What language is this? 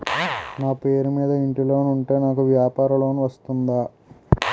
Telugu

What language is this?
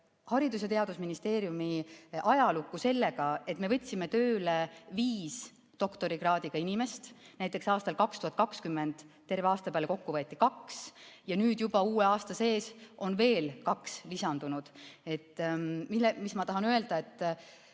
Estonian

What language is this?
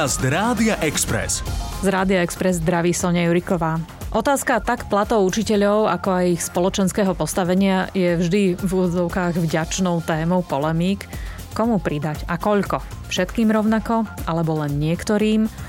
Slovak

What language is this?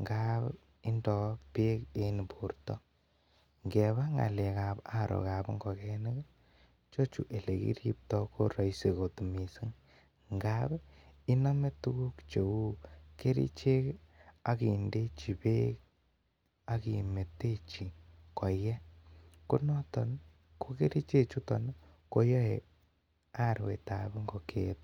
Kalenjin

